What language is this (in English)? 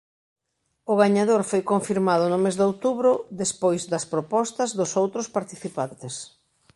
Galician